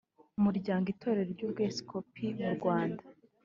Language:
Kinyarwanda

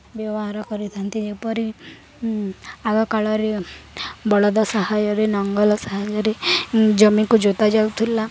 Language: Odia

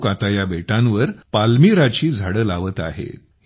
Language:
Marathi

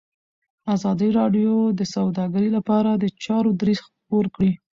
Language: Pashto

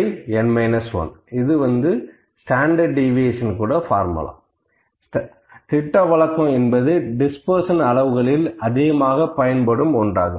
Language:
Tamil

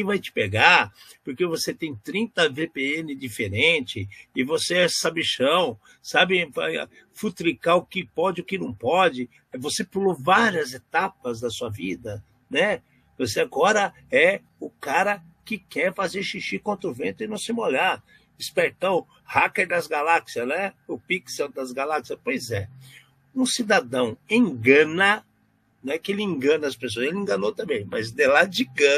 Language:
Portuguese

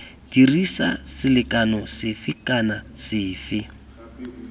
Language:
Tswana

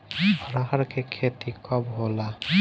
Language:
Bhojpuri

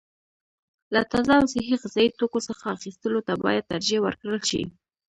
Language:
Pashto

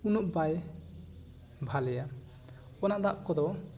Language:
Santali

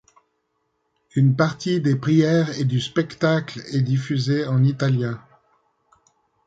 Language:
French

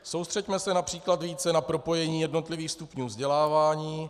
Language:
Czech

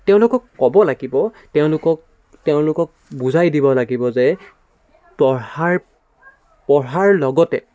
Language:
Assamese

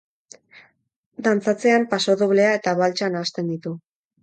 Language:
Basque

